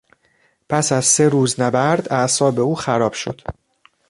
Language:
Persian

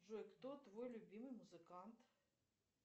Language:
Russian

